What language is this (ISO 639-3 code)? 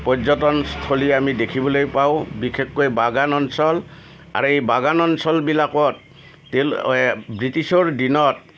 asm